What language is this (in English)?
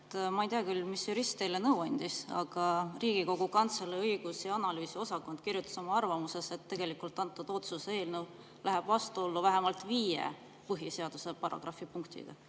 Estonian